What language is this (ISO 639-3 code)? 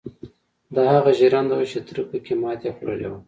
pus